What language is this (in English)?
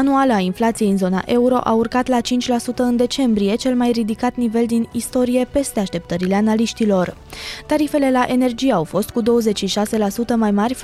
Romanian